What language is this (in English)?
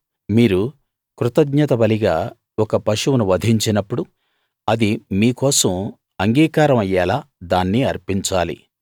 Telugu